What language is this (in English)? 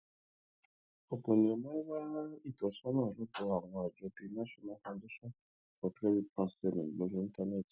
Yoruba